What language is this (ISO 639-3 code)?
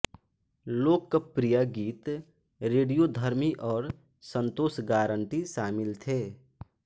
hin